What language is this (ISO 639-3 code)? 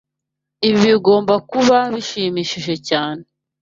kin